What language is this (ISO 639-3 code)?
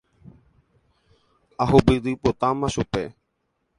grn